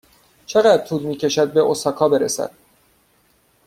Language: Persian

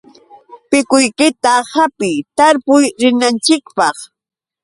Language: Yauyos Quechua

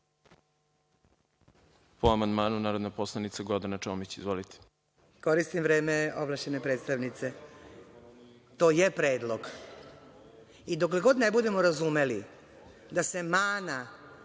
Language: Serbian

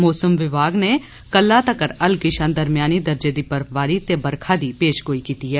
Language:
Dogri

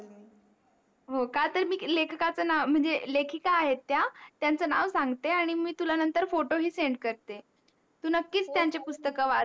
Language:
Marathi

